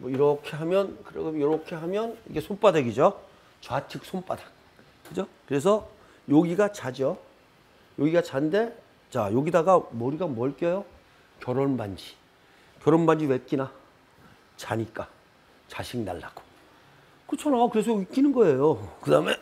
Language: Korean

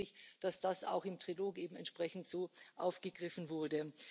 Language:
German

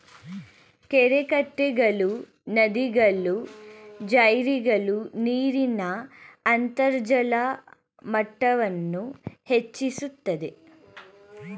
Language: Kannada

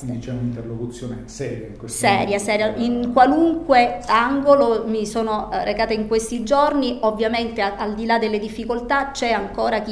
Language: Italian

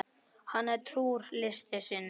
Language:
Icelandic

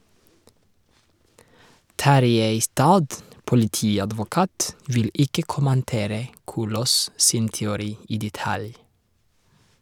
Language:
Norwegian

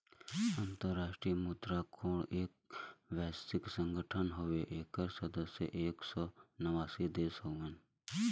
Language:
Bhojpuri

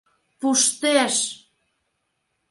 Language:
Mari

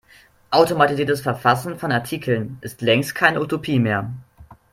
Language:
German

